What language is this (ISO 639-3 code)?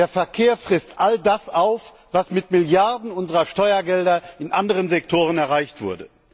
deu